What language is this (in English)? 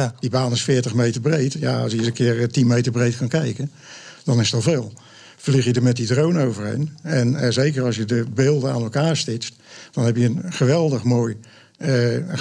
Dutch